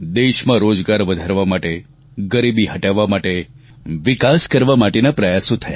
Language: Gujarati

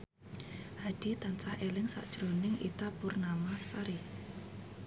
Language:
Javanese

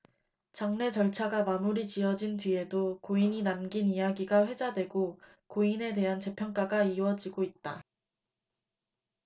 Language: Korean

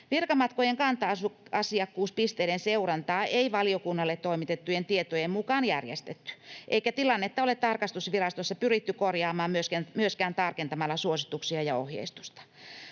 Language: Finnish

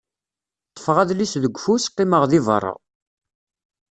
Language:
Kabyle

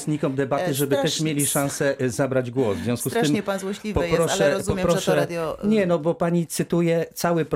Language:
Polish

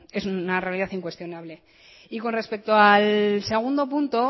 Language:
Spanish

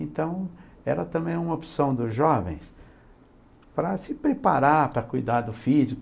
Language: Portuguese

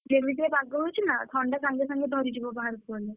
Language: Odia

